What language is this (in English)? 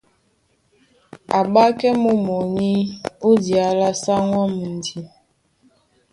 Duala